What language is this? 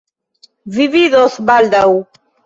Esperanto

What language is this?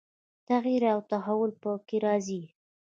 Pashto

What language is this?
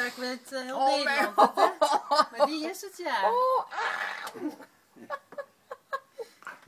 Dutch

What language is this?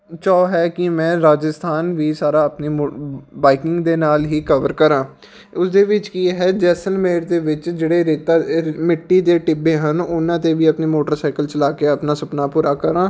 Punjabi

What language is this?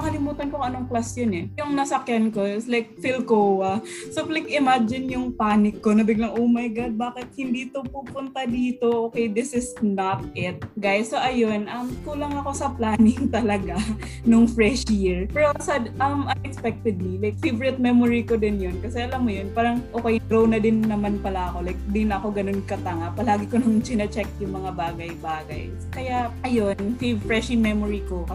Filipino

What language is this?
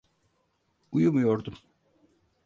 Turkish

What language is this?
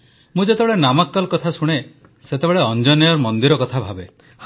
Odia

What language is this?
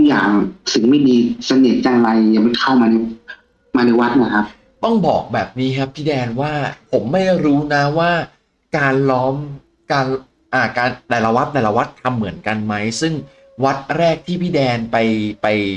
Thai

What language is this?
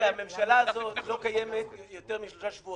Hebrew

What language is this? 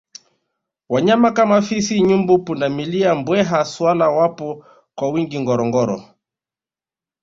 Swahili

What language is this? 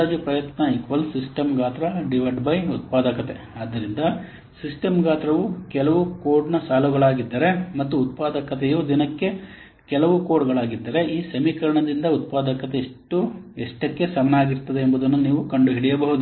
Kannada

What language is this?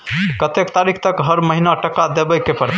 Maithili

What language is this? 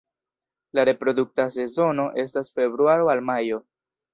Esperanto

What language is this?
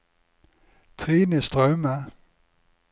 Norwegian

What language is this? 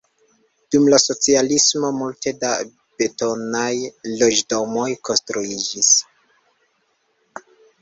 Esperanto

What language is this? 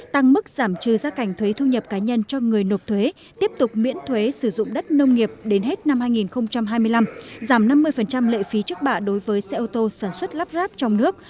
Vietnamese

